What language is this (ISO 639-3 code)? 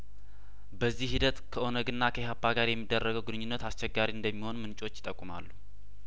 amh